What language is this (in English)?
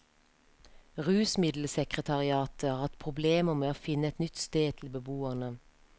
Norwegian